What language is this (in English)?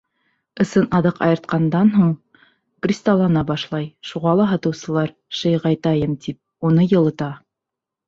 Bashkir